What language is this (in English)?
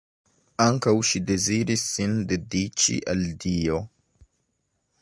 Esperanto